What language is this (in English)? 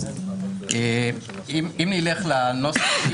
Hebrew